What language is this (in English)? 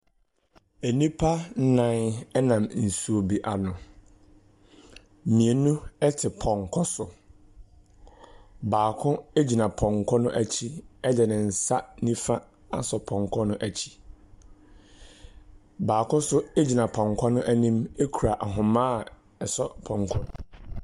Akan